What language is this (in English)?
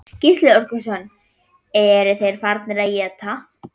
Icelandic